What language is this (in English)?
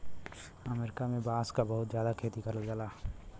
Bhojpuri